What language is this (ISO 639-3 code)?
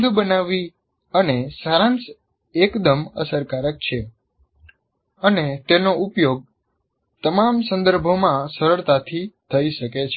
guj